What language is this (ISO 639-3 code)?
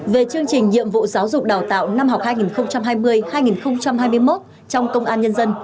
vie